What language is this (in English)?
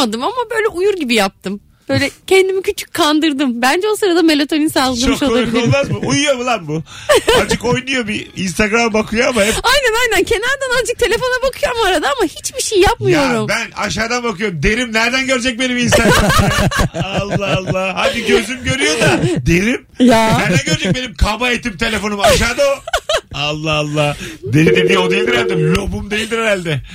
Turkish